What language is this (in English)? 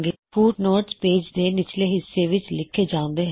Punjabi